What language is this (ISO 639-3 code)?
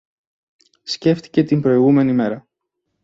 ell